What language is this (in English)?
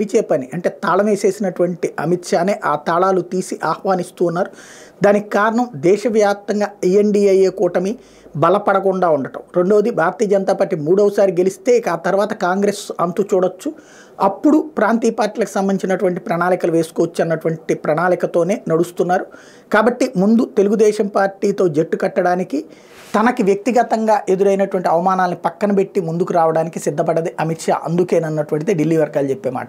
Telugu